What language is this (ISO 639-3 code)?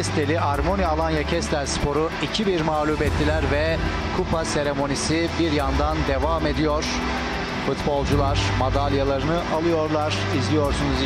tur